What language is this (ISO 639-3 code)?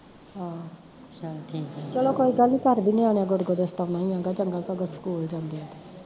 pan